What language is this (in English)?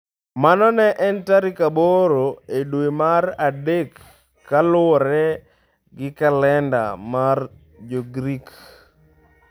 Luo (Kenya and Tanzania)